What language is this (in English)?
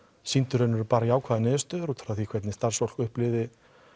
Icelandic